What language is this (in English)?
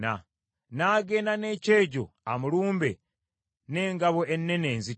Ganda